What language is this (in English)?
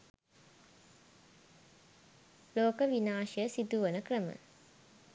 Sinhala